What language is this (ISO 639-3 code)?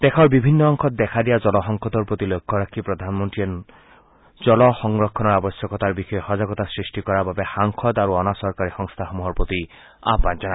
asm